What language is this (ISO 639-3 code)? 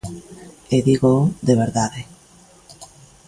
glg